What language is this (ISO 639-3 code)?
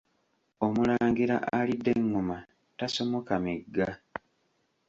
lug